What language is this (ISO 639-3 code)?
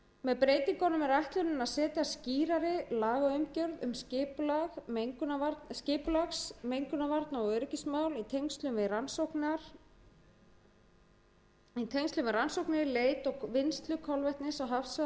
isl